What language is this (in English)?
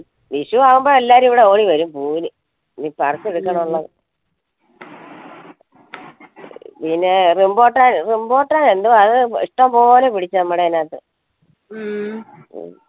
Malayalam